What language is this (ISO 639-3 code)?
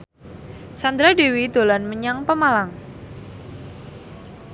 jav